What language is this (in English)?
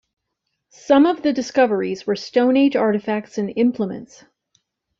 English